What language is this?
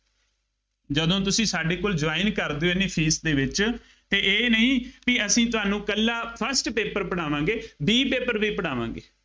Punjabi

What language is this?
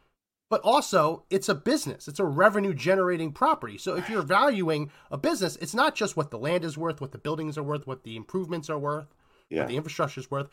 English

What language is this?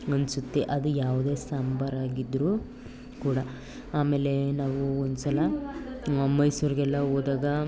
Kannada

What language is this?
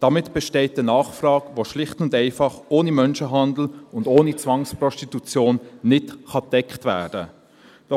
Swiss German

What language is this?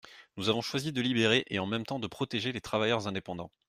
French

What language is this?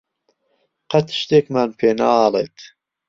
Central Kurdish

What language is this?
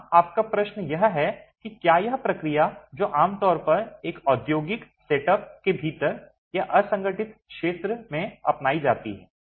Hindi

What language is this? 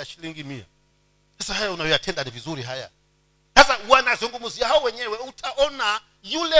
Swahili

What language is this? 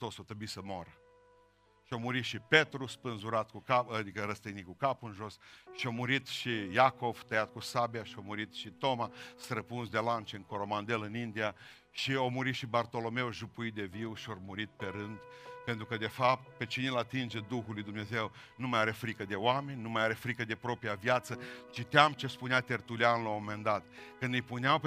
Romanian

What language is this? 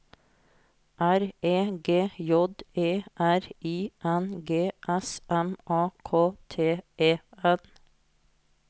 Norwegian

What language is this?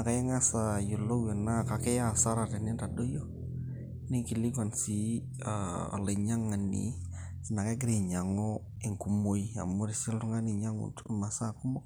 Masai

